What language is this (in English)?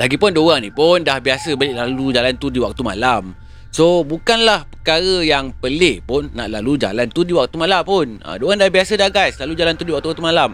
Malay